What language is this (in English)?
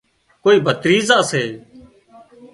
Wadiyara Koli